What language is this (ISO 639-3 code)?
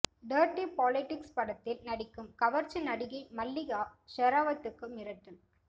tam